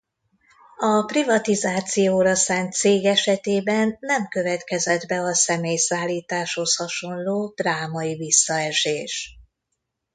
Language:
Hungarian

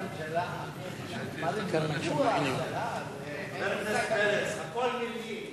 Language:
Hebrew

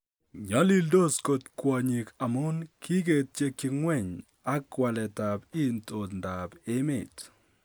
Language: Kalenjin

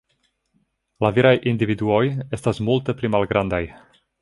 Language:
Esperanto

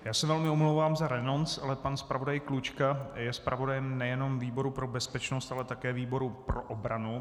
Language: Czech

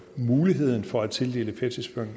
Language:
Danish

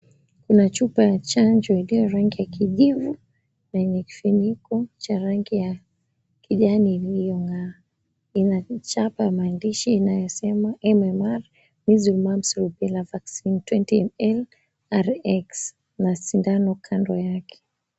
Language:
Swahili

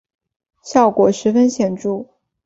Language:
Chinese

